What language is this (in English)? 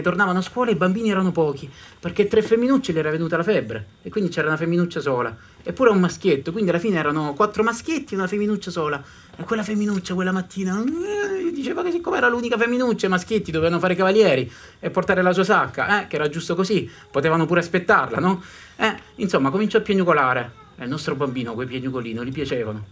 Italian